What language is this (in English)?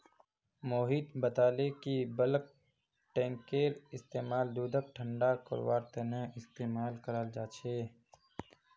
Magahi